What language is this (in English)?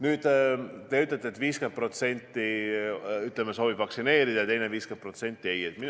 Estonian